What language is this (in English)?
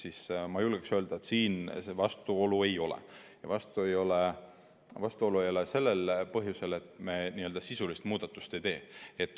Estonian